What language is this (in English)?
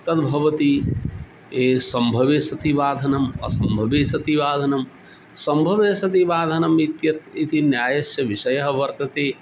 Sanskrit